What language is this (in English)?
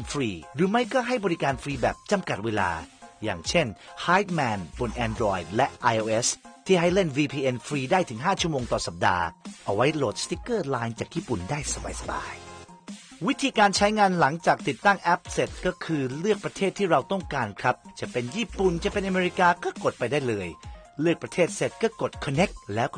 Thai